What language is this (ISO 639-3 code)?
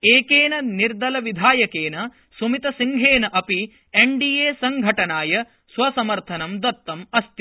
san